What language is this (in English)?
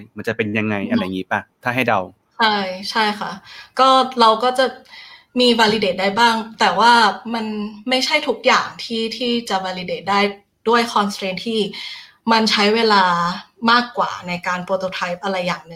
Thai